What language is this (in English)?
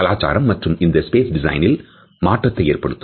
Tamil